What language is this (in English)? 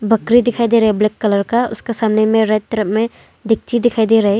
Hindi